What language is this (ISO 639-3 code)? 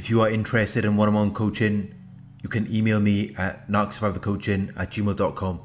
eng